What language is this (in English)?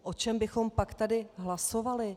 Czech